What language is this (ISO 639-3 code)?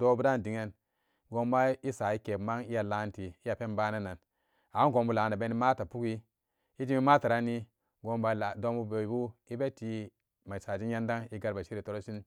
ccg